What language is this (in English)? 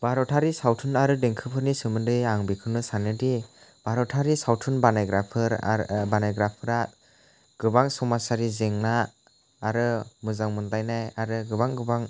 Bodo